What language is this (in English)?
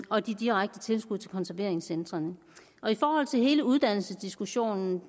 Danish